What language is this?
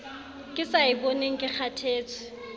Southern Sotho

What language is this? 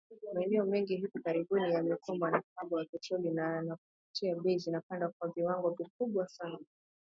Swahili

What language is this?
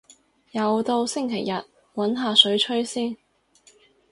Cantonese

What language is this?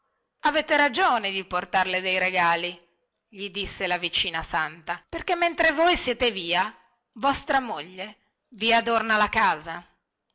Italian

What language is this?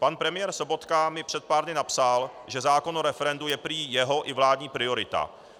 Czech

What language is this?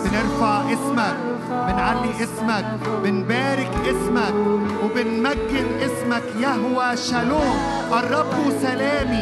Arabic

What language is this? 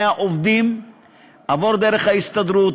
Hebrew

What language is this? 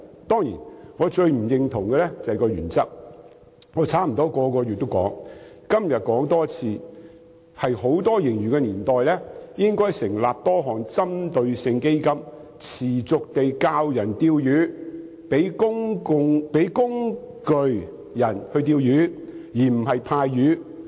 Cantonese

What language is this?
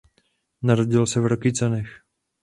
Czech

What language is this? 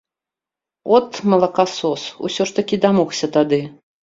Belarusian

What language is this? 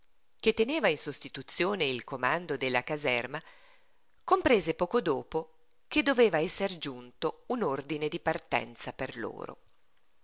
Italian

